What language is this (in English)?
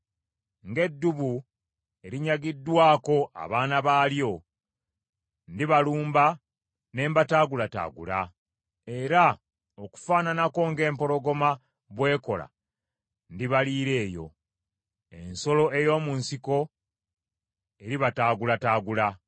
Ganda